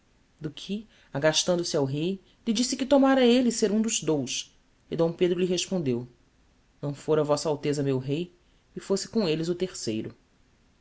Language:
Portuguese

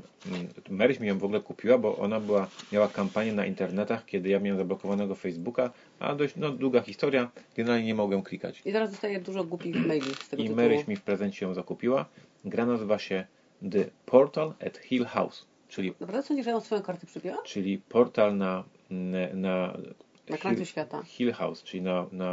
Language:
Polish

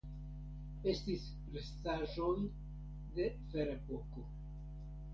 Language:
Esperanto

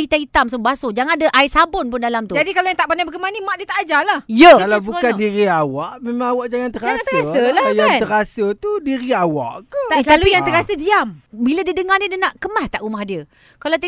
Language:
Malay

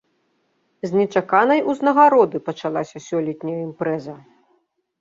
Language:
Belarusian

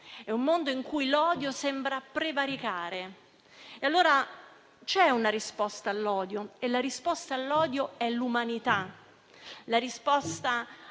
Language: Italian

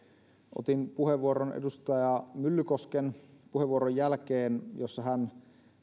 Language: Finnish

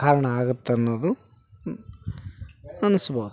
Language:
Kannada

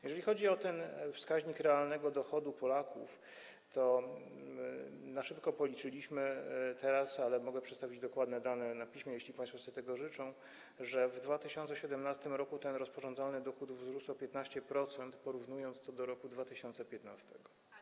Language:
Polish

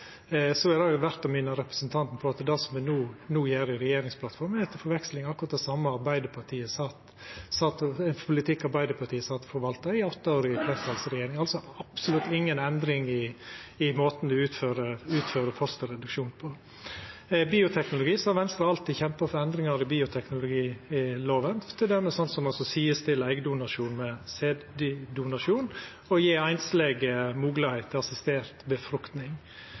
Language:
Norwegian Nynorsk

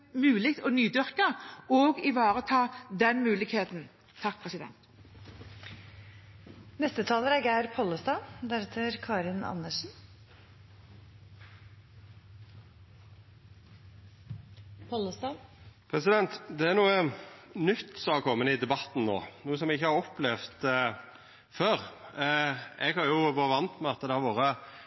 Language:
Norwegian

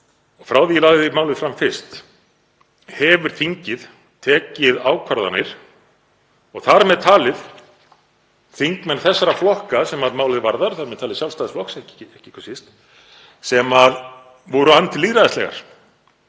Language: Icelandic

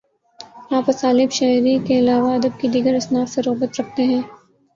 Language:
Urdu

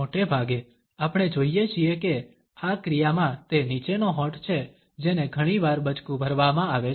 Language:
Gujarati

